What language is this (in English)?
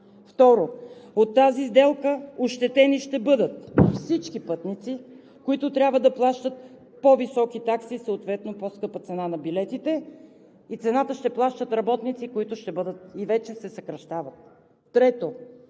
Bulgarian